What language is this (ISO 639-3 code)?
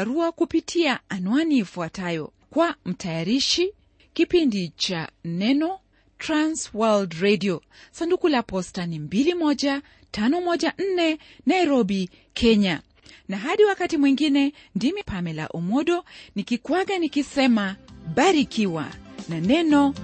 swa